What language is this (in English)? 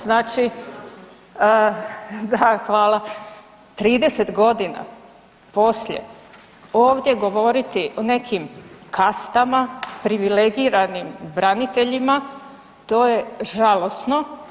Croatian